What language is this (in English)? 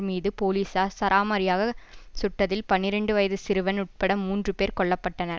Tamil